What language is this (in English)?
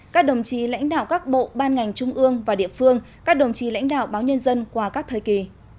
Vietnamese